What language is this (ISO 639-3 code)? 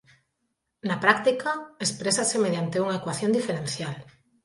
glg